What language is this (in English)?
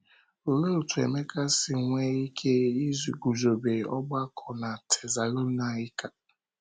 Igbo